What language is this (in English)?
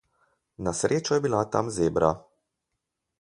Slovenian